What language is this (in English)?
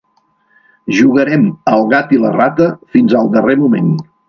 Catalan